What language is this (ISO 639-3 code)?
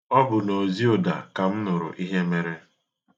ibo